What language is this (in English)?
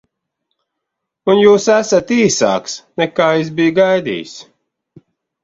Latvian